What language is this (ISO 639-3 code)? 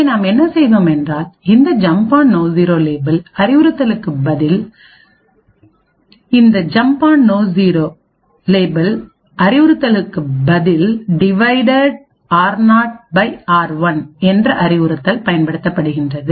tam